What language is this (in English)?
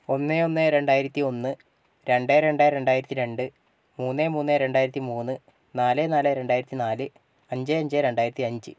Malayalam